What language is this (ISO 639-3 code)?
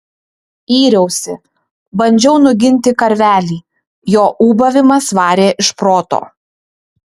lit